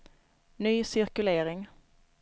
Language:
Swedish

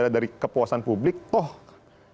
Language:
Indonesian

